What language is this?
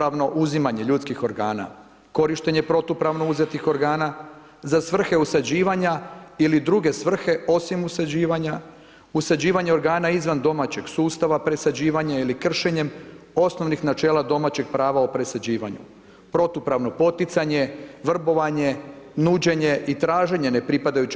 Croatian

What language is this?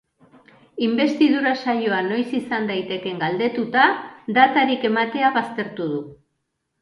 Basque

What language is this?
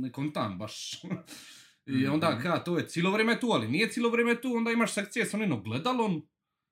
Croatian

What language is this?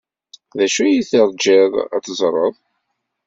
Kabyle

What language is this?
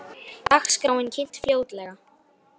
Icelandic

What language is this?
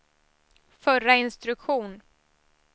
Swedish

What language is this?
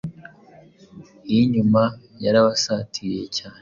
Kinyarwanda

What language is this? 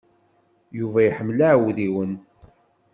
Kabyle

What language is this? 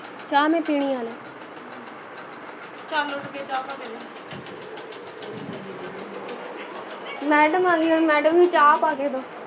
Punjabi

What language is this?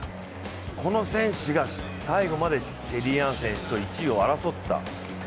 Japanese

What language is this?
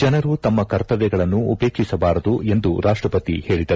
Kannada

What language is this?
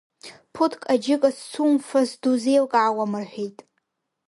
Abkhazian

